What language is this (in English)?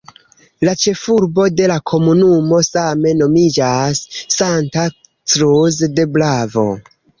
Esperanto